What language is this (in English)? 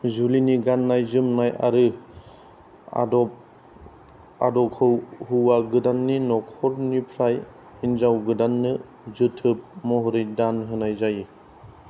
Bodo